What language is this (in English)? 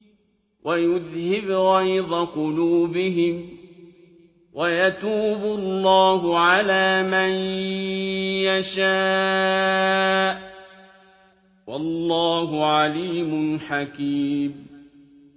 Arabic